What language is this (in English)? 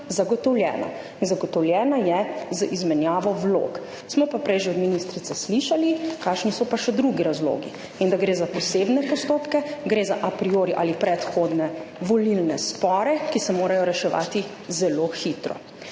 Slovenian